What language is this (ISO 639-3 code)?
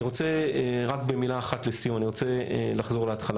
heb